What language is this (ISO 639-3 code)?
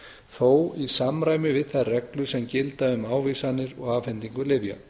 isl